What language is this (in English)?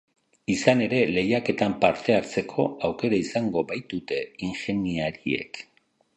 Basque